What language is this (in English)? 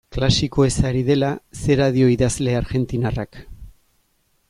Basque